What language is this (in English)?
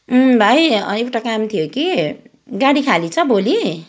Nepali